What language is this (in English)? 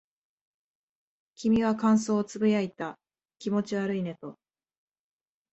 Japanese